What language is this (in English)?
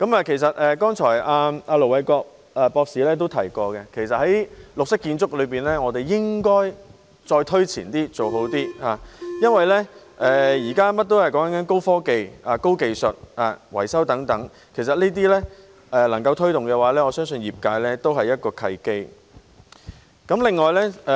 Cantonese